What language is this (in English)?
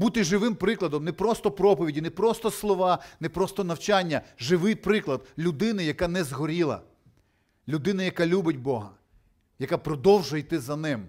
Ukrainian